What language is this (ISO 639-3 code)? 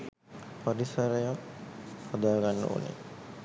sin